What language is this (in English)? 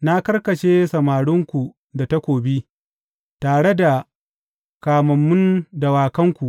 Hausa